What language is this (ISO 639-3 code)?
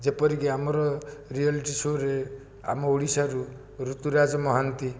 ori